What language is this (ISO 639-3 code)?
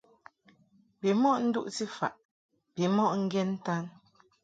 mhk